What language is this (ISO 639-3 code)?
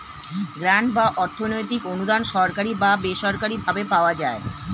ben